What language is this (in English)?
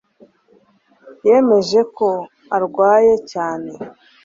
Kinyarwanda